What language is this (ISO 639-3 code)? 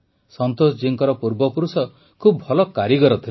ori